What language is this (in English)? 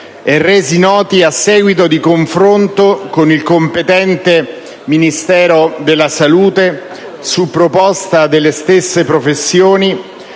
Italian